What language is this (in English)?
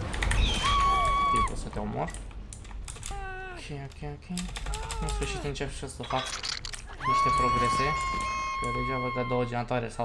Romanian